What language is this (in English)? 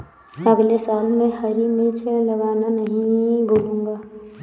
Hindi